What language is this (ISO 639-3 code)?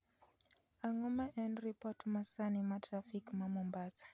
luo